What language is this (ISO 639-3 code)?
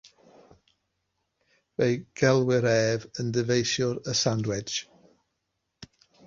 cym